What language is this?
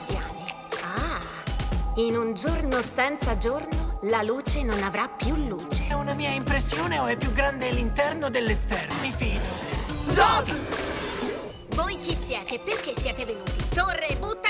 Italian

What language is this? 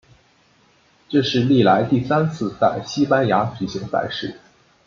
Chinese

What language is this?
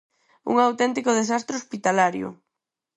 Galician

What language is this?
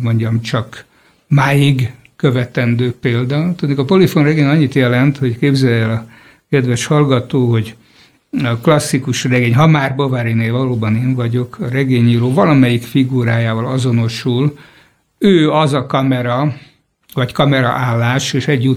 Hungarian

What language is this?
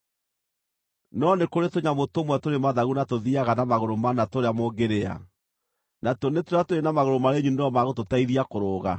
Kikuyu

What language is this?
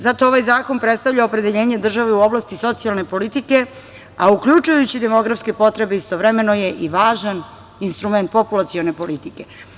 Serbian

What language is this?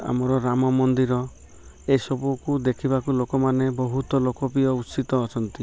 Odia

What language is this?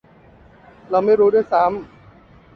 Thai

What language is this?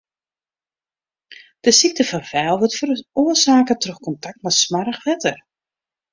Western Frisian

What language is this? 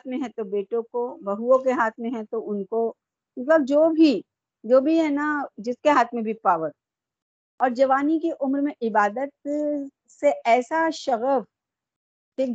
Urdu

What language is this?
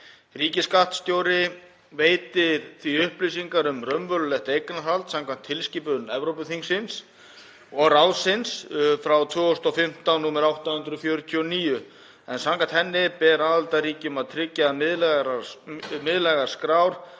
Icelandic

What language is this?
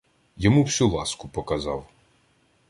Ukrainian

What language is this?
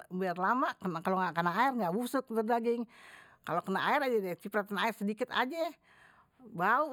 Betawi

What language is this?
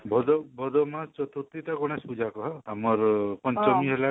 Odia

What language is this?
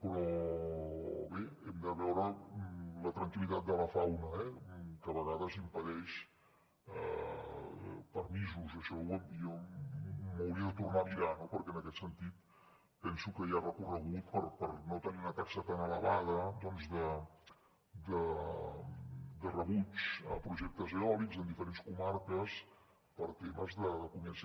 Catalan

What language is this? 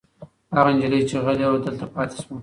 Pashto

